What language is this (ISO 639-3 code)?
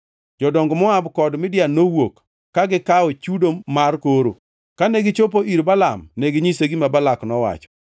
luo